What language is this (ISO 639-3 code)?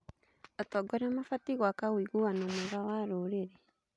kik